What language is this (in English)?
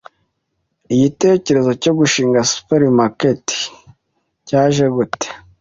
Kinyarwanda